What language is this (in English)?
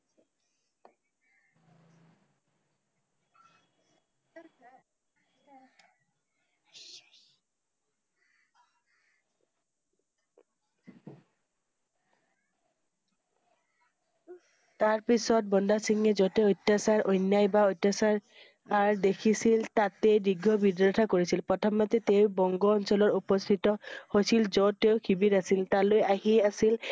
Assamese